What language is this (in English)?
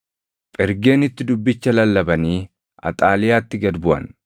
Oromo